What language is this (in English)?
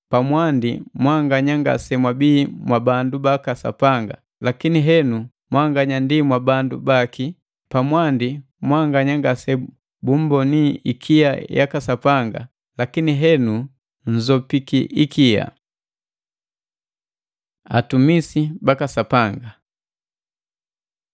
Matengo